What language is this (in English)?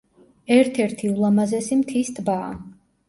Georgian